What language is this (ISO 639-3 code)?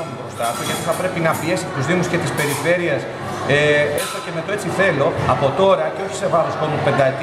ell